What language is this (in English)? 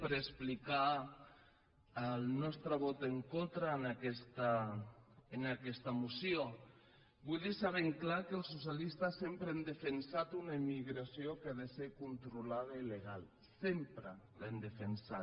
Catalan